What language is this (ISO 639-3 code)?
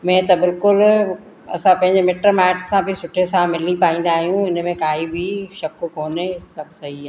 snd